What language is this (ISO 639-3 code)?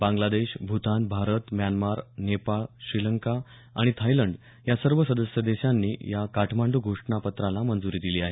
mar